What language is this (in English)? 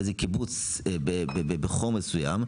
Hebrew